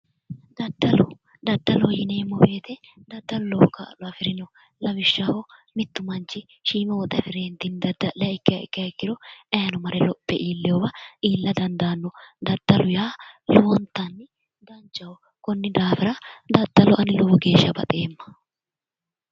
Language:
Sidamo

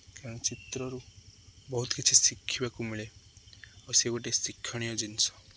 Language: Odia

